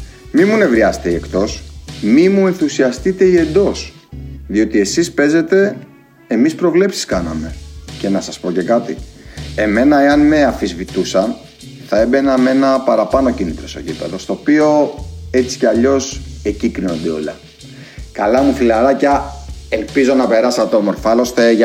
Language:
Greek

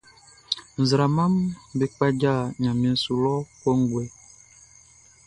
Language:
Baoulé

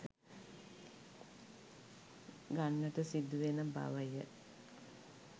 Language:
Sinhala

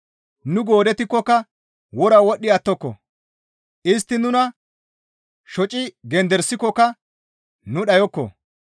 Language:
Gamo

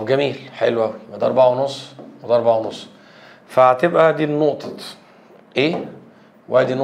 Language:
Arabic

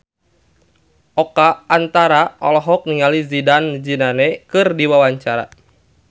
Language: Sundanese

